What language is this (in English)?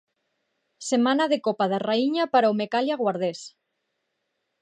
Galician